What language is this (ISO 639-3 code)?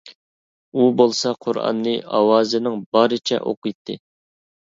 uig